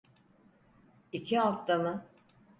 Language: Turkish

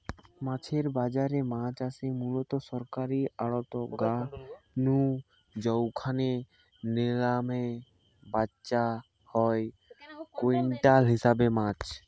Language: Bangla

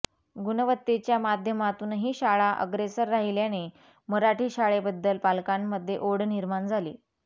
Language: Marathi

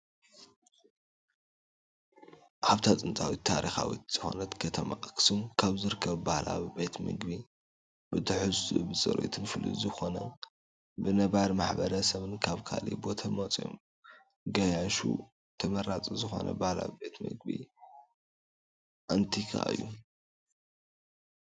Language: Tigrinya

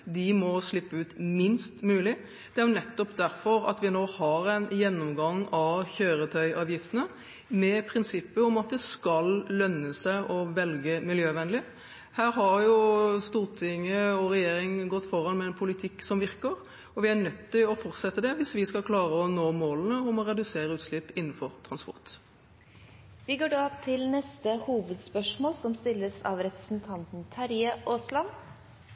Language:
Norwegian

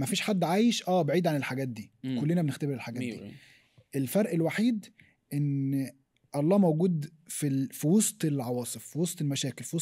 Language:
Arabic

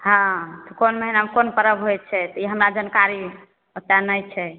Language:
Maithili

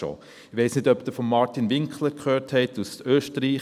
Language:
Swiss German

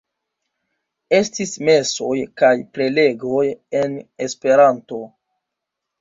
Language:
Esperanto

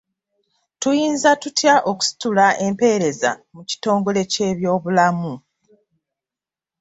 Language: Ganda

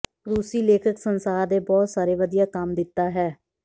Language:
Punjabi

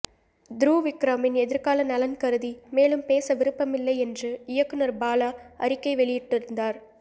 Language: Tamil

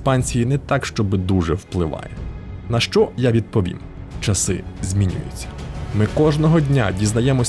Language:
Ukrainian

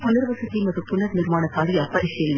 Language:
Kannada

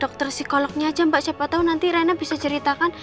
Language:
Indonesian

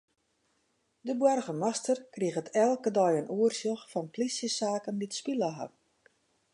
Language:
Western Frisian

